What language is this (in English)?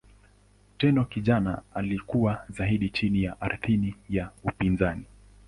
Swahili